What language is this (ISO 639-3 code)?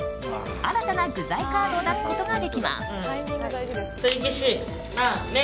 jpn